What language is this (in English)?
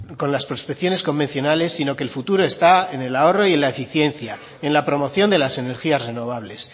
Spanish